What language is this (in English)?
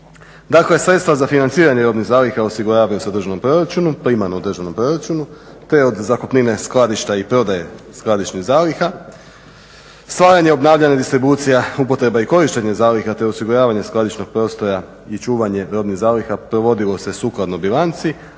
Croatian